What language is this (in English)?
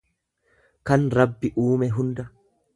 Oromo